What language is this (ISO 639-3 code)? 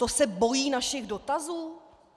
ces